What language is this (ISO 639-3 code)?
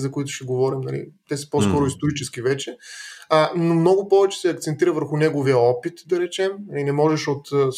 bul